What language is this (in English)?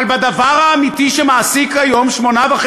Hebrew